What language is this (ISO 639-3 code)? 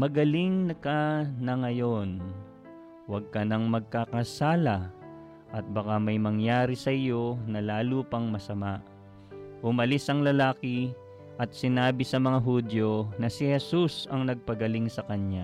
fil